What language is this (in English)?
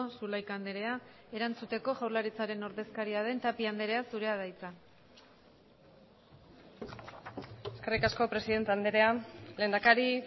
Basque